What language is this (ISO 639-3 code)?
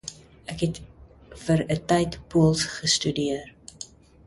afr